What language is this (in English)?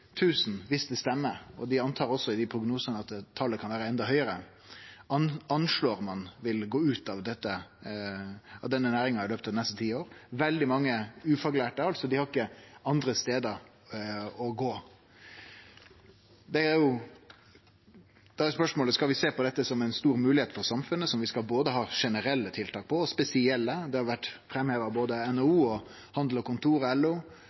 Norwegian Nynorsk